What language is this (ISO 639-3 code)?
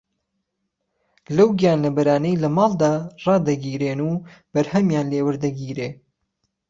ckb